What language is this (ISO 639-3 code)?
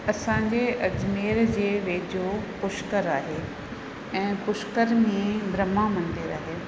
snd